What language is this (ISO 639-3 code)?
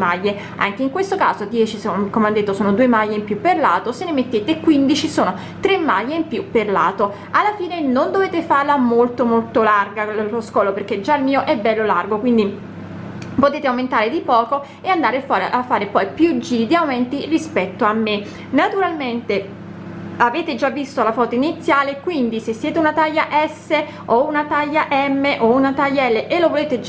ita